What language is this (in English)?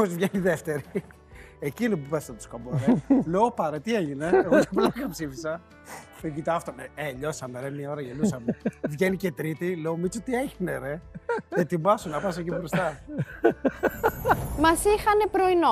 Greek